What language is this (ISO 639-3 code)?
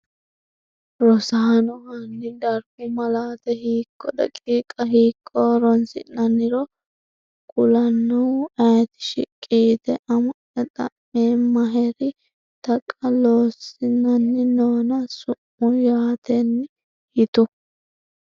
sid